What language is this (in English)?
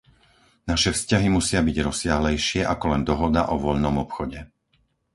Slovak